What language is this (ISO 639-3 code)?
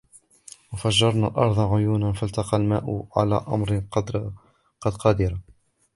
ara